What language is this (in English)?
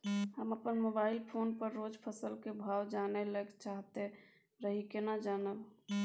Maithili